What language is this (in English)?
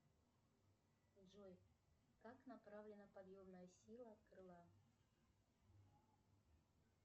Russian